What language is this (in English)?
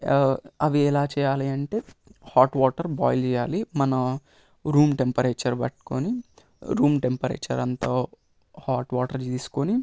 Telugu